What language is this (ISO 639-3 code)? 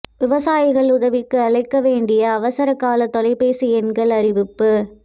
tam